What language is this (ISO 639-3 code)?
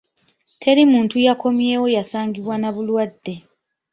lug